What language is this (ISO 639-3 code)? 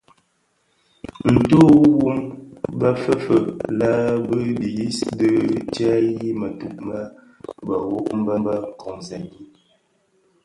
ksf